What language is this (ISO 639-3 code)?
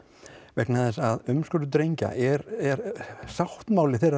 isl